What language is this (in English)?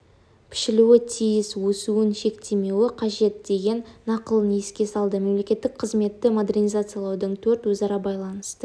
Kazakh